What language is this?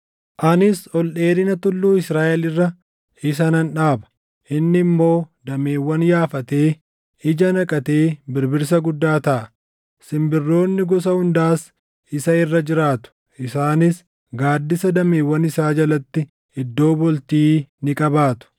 Oromo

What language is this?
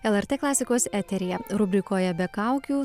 Lithuanian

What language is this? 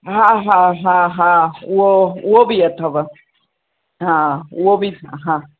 Sindhi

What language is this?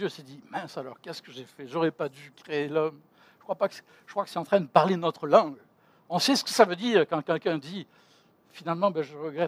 French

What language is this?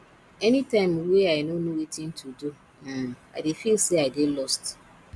Nigerian Pidgin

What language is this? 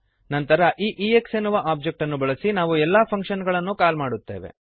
Kannada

